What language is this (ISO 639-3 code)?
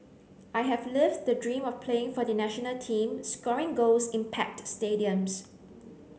eng